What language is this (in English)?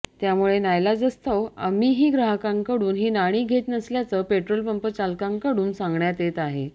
Marathi